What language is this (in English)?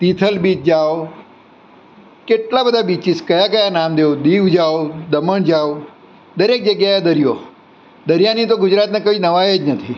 Gujarati